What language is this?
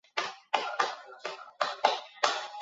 Chinese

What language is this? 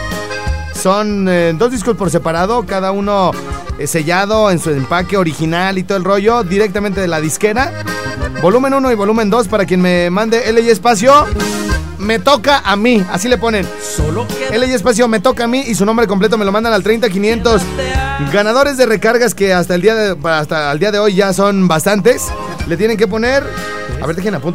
Spanish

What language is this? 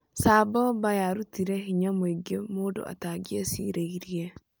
Kikuyu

